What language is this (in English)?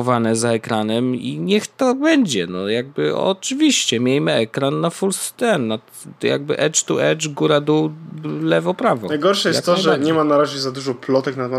Polish